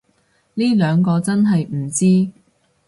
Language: Cantonese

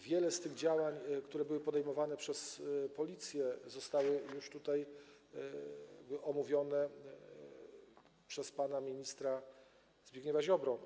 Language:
Polish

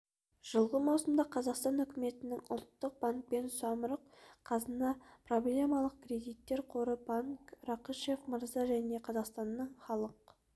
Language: Kazakh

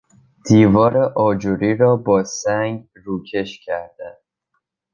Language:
Persian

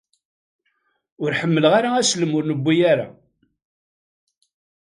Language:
Kabyle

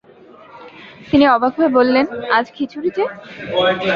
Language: Bangla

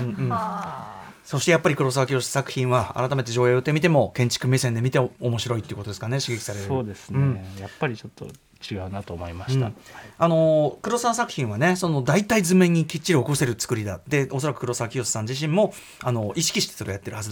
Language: Japanese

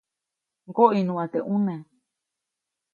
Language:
Copainalá Zoque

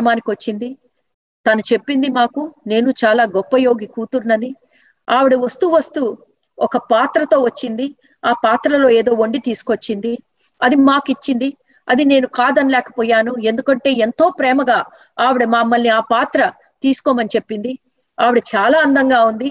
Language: Telugu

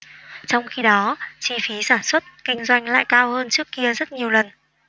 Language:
Vietnamese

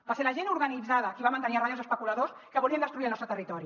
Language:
Catalan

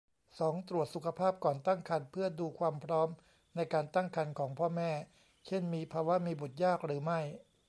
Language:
Thai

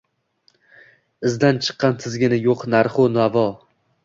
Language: Uzbek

